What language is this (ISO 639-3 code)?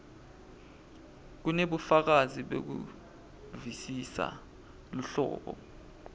ssw